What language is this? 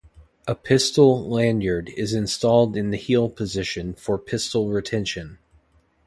English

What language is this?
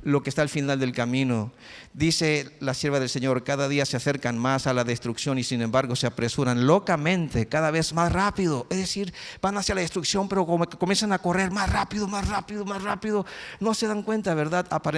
Spanish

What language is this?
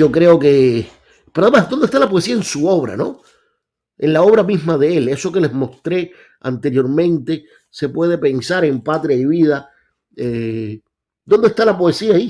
Spanish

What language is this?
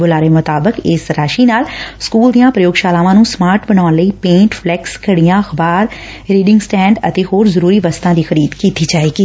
Punjabi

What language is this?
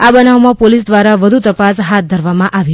Gujarati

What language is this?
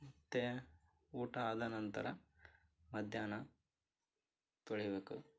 Kannada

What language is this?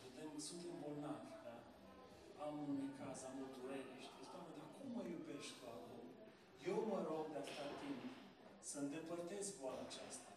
Romanian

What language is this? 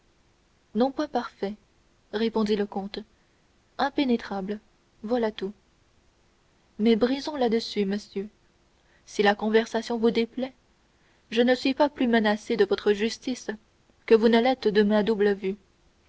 French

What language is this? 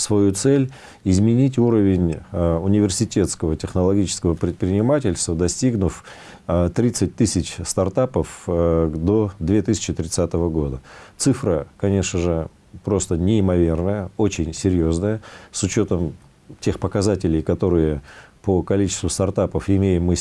Russian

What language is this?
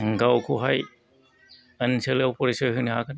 Bodo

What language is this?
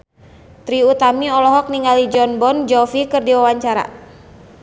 Sundanese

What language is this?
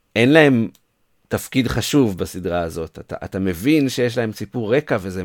Hebrew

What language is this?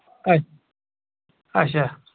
Kashmiri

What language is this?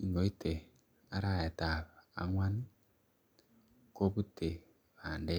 Kalenjin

